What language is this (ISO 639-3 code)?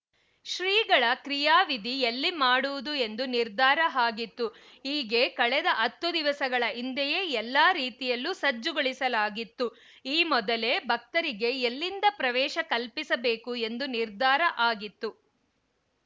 kan